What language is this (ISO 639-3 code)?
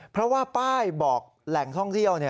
tha